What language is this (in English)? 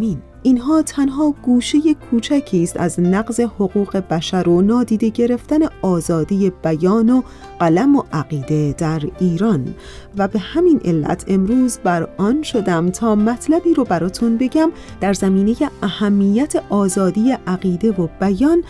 Persian